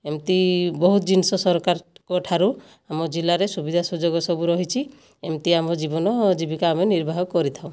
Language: Odia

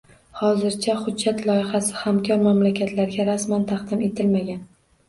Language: Uzbek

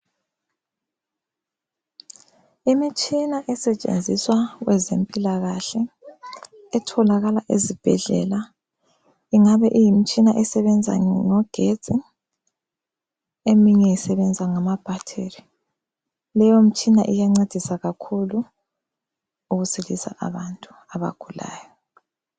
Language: North Ndebele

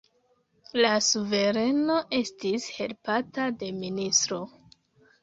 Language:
Esperanto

